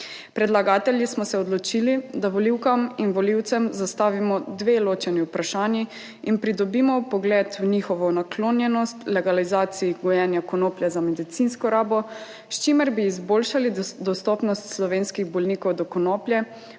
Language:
Slovenian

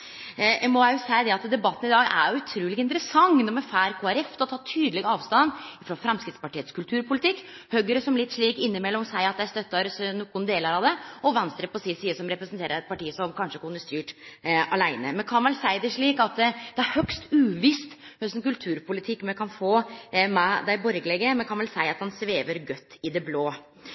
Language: Norwegian Nynorsk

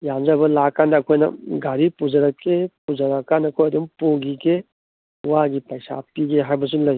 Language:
Manipuri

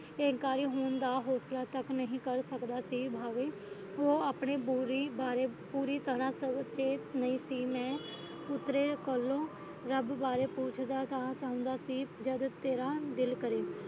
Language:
Punjabi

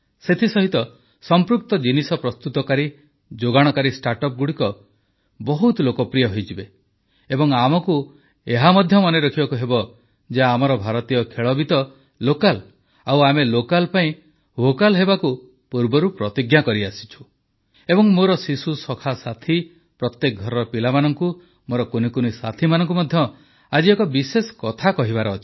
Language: Odia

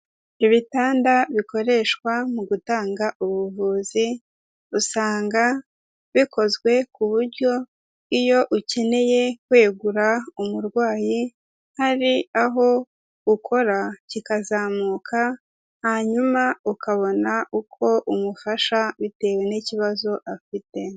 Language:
Kinyarwanda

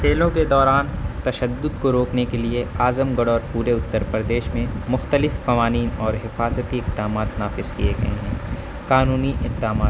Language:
Urdu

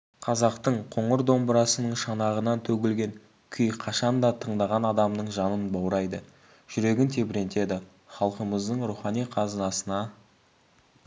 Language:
Kazakh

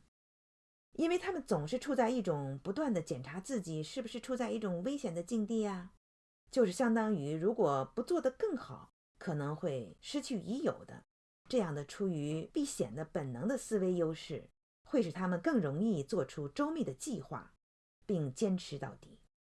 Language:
Chinese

